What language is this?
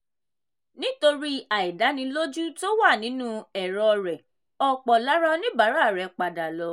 Yoruba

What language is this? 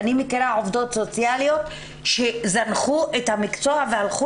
Hebrew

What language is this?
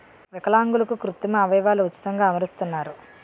Telugu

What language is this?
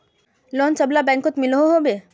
Magahi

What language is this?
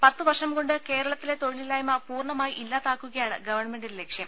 Malayalam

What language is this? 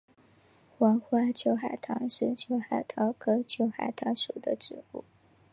Chinese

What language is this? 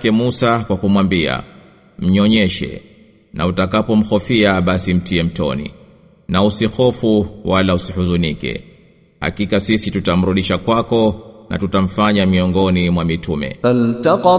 Swahili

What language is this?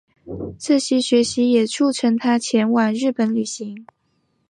Chinese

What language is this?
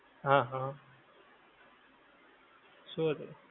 Gujarati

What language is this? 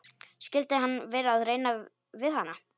Icelandic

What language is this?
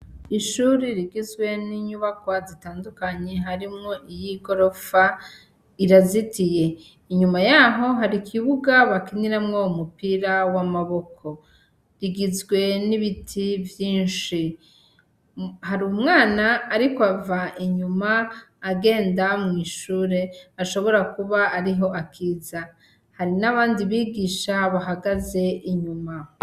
Rundi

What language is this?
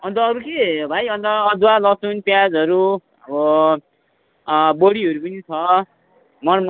Nepali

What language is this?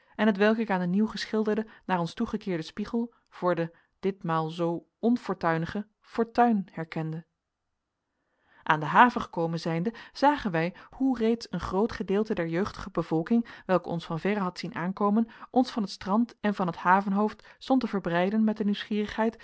Dutch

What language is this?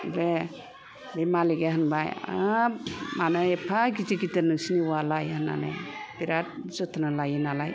Bodo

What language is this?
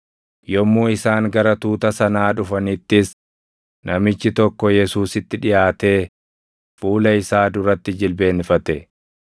Oromo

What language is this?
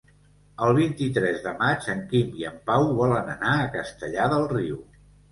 Catalan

